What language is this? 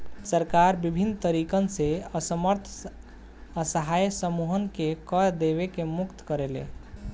Bhojpuri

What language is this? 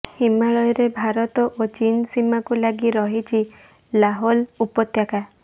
Odia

